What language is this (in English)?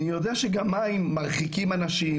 Hebrew